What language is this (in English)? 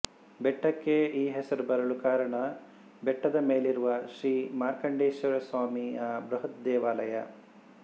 Kannada